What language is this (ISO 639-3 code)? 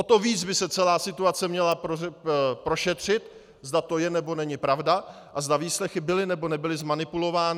ces